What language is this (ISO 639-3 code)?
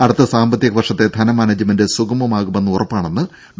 mal